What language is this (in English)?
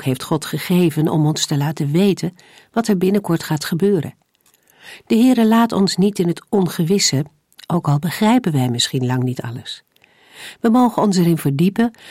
Dutch